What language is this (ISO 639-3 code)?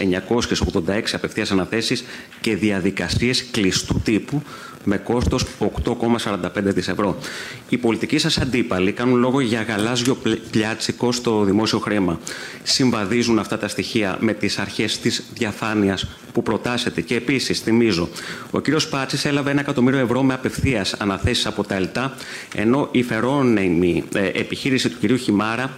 ell